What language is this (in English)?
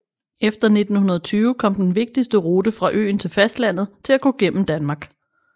Danish